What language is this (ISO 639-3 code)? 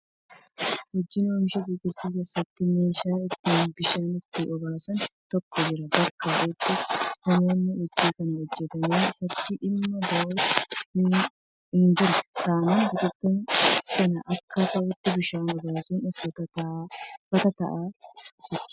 orm